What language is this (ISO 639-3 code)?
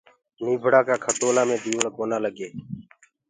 ggg